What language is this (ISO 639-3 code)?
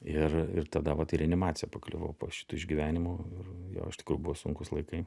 lit